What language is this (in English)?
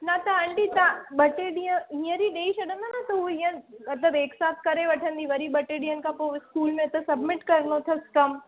Sindhi